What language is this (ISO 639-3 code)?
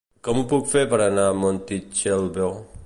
cat